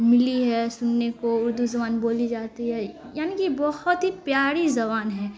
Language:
Urdu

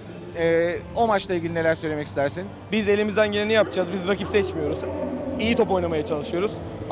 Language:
Turkish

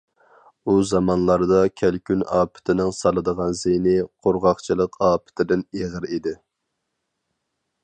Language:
Uyghur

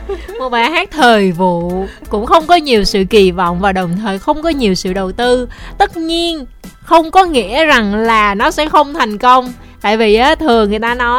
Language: Vietnamese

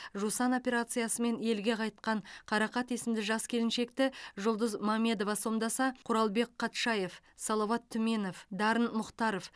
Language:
Kazakh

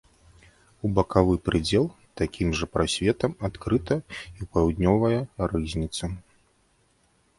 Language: Belarusian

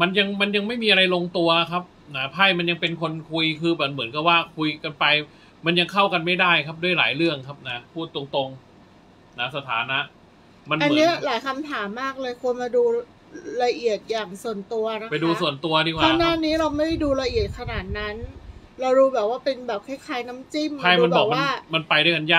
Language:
Thai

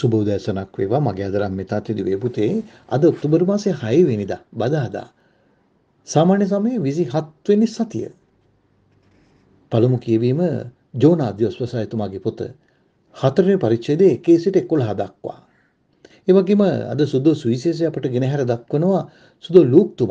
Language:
Turkish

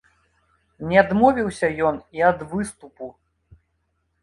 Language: Belarusian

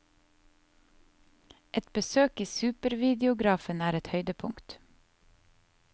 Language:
Norwegian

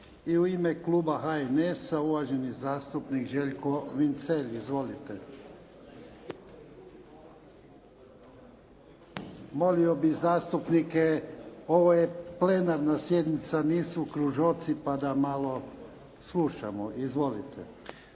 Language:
Croatian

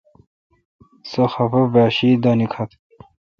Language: Kalkoti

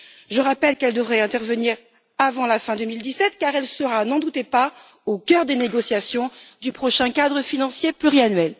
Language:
French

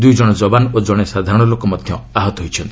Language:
Odia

